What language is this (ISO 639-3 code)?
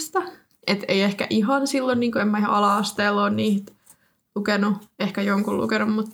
fin